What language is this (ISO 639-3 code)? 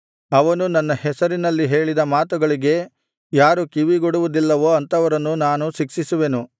kan